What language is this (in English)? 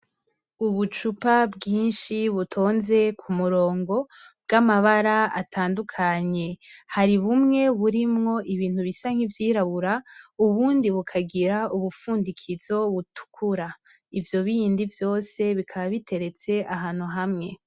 Rundi